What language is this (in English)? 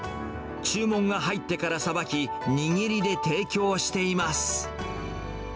Japanese